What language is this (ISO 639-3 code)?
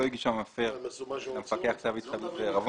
heb